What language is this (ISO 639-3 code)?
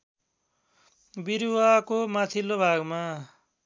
nep